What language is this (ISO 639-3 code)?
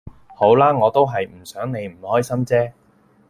yue